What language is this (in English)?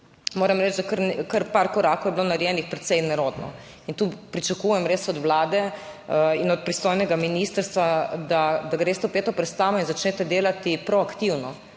Slovenian